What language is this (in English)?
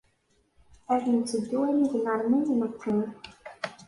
Kabyle